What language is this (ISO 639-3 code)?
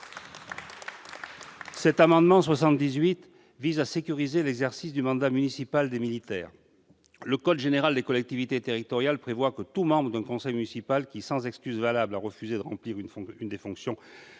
fra